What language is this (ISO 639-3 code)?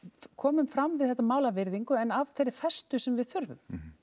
isl